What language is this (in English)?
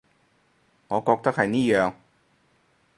Cantonese